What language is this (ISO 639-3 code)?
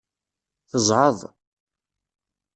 kab